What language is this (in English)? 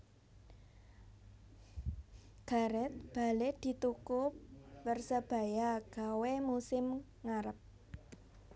Javanese